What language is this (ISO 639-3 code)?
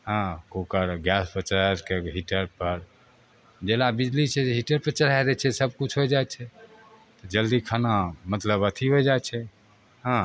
mai